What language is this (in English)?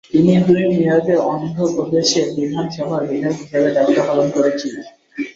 Bangla